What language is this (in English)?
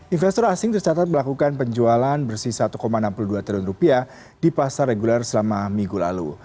Indonesian